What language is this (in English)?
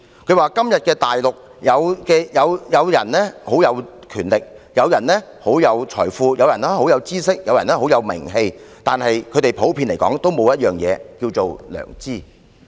Cantonese